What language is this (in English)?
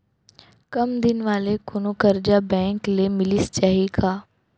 Chhattisgarhi